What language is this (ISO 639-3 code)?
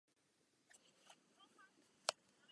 ces